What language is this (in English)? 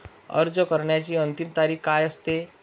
Marathi